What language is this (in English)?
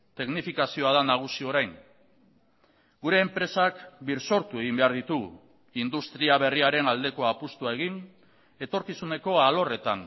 Basque